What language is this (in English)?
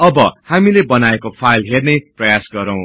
Nepali